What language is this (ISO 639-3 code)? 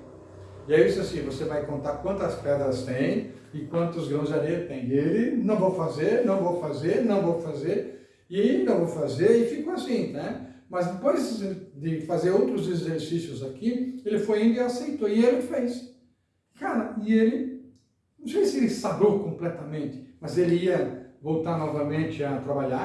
por